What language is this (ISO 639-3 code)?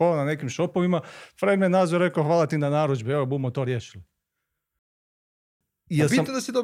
hrv